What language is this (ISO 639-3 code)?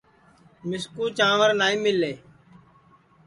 ssi